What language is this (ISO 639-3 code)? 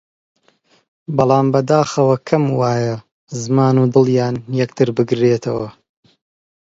ckb